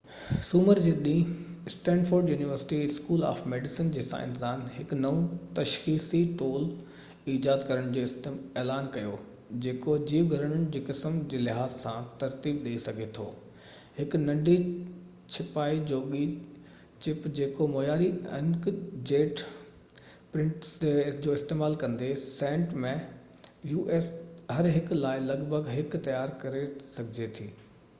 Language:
Sindhi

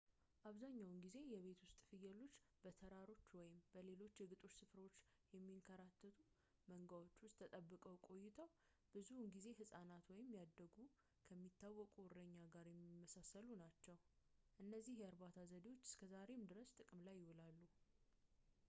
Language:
Amharic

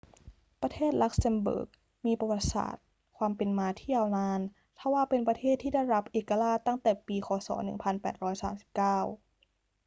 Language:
Thai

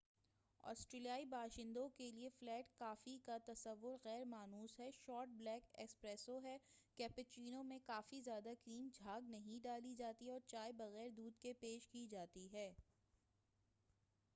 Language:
Urdu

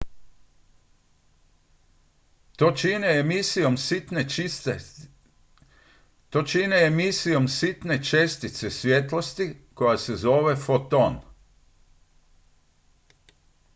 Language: Croatian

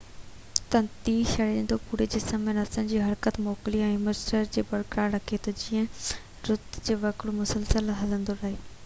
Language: Sindhi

